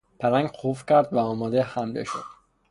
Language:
Persian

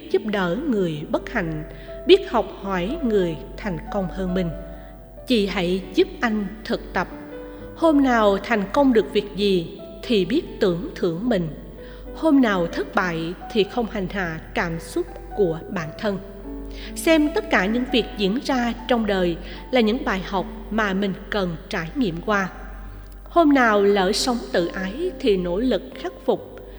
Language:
Vietnamese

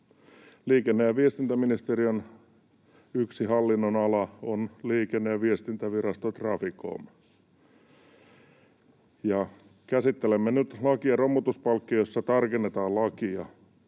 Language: Finnish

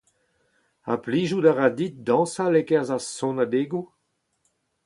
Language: Breton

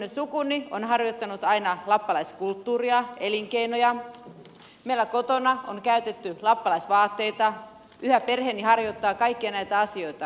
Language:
Finnish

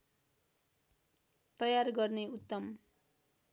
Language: Nepali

